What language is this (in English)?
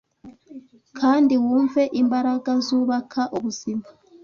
Kinyarwanda